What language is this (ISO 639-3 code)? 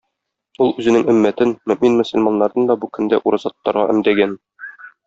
tat